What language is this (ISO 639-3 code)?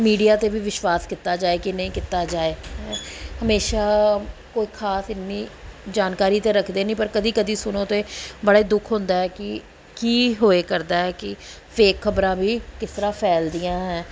pan